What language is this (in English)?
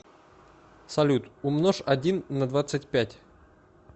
Russian